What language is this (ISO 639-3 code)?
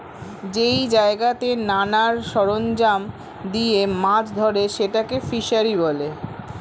ben